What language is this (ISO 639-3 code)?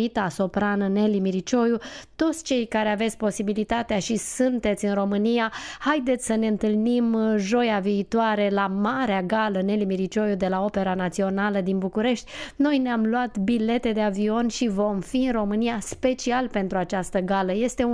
ron